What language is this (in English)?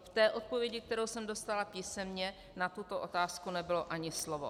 Czech